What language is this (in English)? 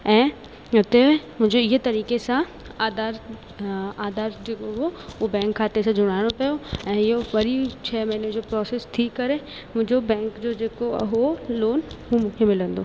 Sindhi